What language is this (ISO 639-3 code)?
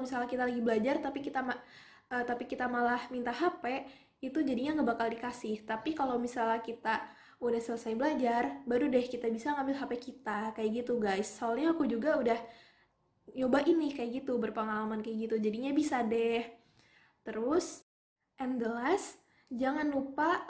ind